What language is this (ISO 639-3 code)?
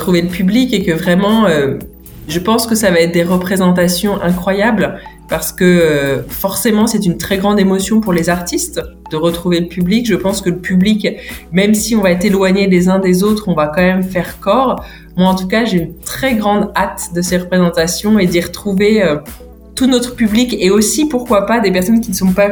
fra